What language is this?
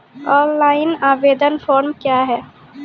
Maithili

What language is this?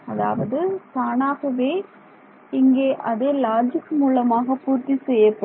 Tamil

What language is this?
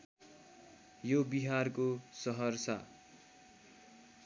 Nepali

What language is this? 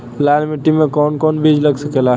Bhojpuri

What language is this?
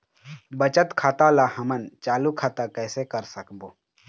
Chhattisgarhi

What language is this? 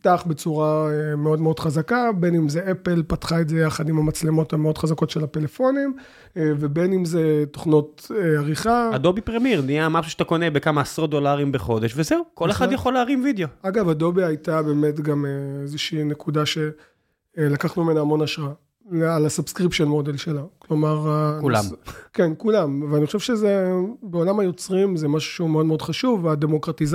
Hebrew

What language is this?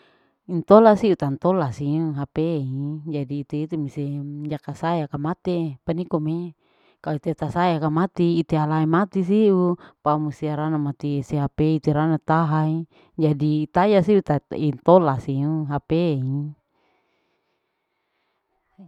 Larike-Wakasihu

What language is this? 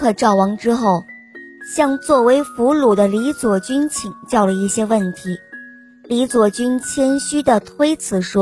Chinese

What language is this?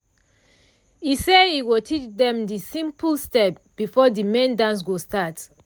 Nigerian Pidgin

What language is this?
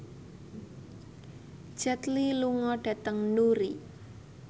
Javanese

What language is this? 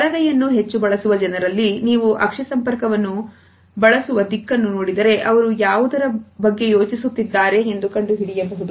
Kannada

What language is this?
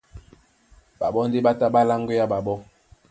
Duala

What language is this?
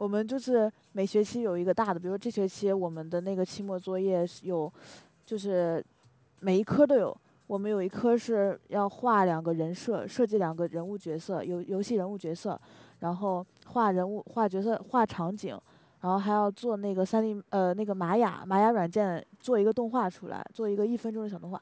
Chinese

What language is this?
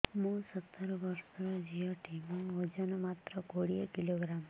Odia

